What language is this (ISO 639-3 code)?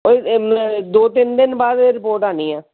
pan